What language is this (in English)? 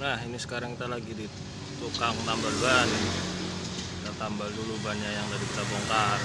Indonesian